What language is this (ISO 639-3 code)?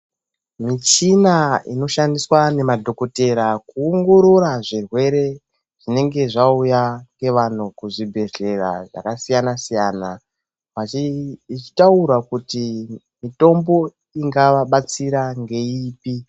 ndc